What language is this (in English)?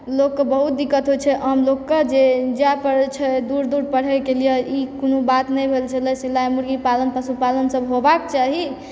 Maithili